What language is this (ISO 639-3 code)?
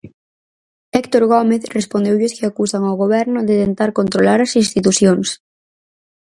glg